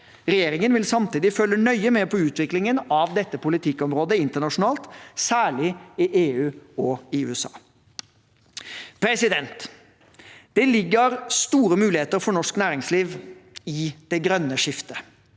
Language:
Norwegian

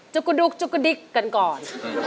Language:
Thai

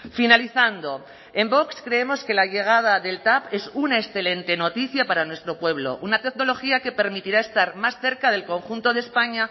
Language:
Spanish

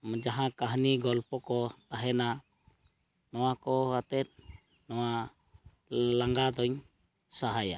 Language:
Santali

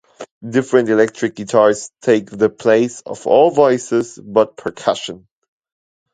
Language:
English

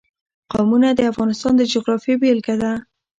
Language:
Pashto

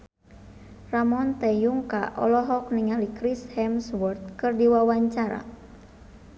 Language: Sundanese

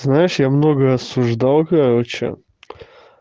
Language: Russian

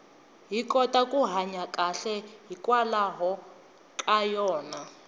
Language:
Tsonga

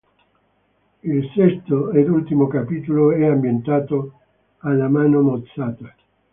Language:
Italian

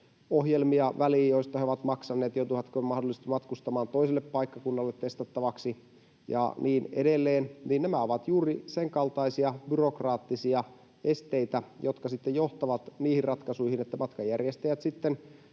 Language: Finnish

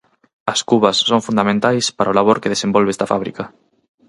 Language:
Galician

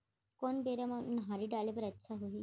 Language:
Chhattisgarhi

